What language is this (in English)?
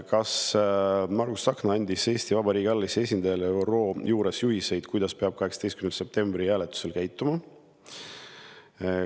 Estonian